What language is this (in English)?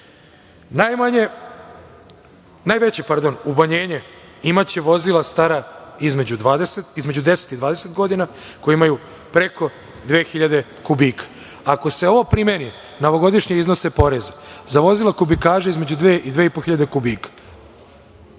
Serbian